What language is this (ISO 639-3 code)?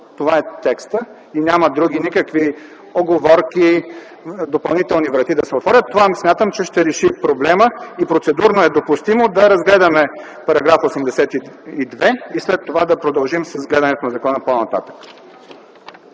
bul